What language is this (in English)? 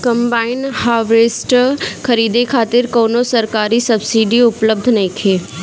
Bhojpuri